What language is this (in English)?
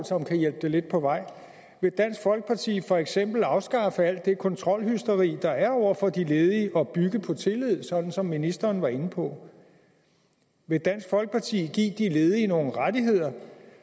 Danish